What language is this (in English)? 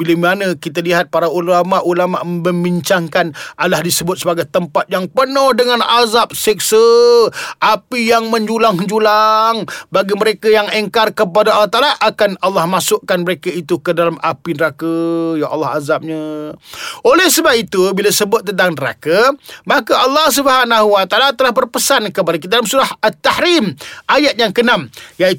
Malay